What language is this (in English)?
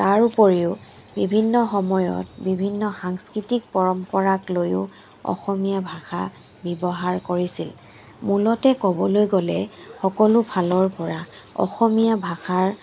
Assamese